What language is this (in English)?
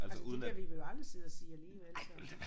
Danish